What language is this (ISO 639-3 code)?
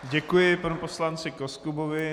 ces